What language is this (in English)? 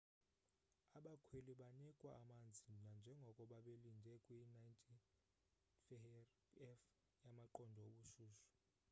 Xhosa